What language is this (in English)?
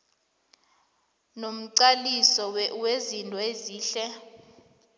South Ndebele